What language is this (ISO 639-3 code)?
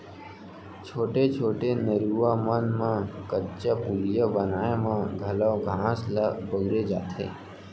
hne